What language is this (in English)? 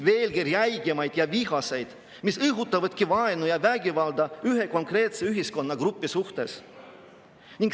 Estonian